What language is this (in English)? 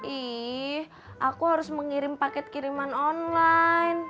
Indonesian